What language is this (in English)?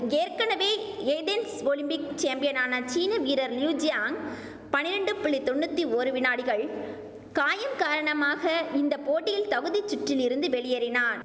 Tamil